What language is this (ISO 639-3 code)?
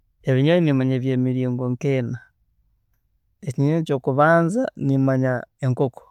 ttj